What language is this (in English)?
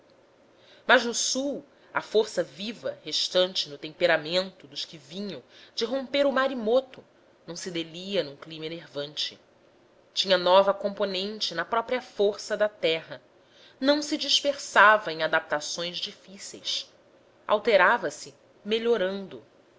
Portuguese